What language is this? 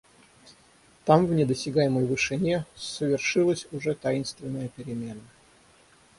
Russian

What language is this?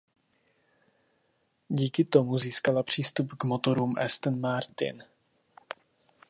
Czech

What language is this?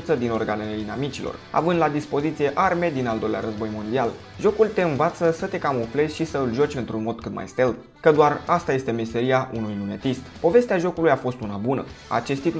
Romanian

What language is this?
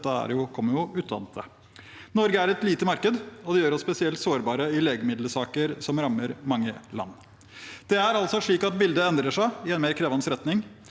Norwegian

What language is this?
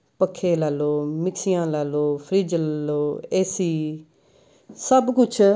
Punjabi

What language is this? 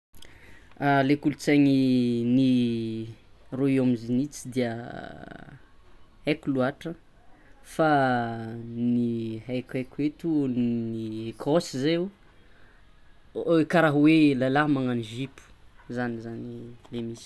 Tsimihety Malagasy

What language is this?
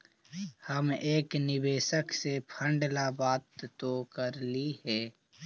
Magahi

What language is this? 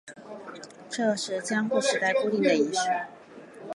Chinese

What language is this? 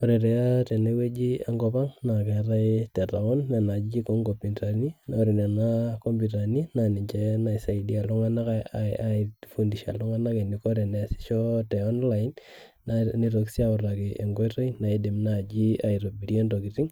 Masai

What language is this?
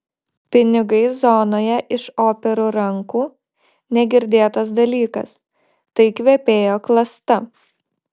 Lithuanian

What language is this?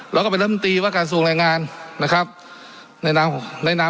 Thai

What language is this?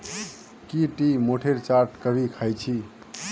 Magahi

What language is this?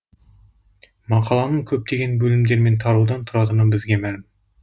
Kazakh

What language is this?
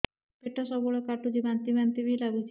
Odia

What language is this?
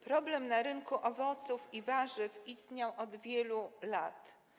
Polish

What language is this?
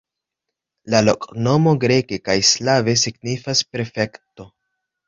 Esperanto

